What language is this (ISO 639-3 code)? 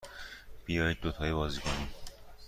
fas